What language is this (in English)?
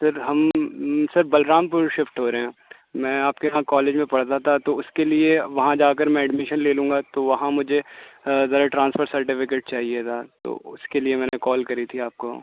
Urdu